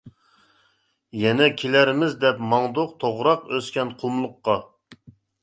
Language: Uyghur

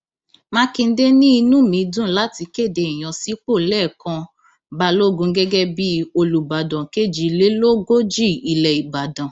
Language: Yoruba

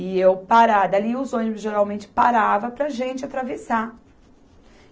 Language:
Portuguese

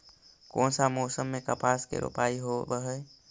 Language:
Magahi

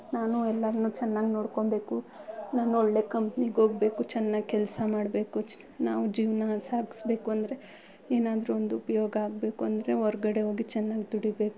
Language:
Kannada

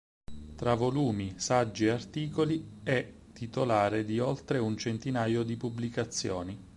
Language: Italian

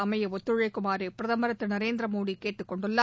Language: Tamil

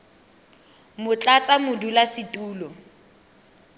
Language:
Tswana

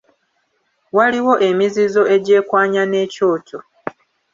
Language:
Ganda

